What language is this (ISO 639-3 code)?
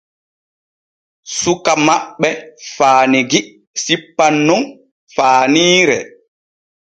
fue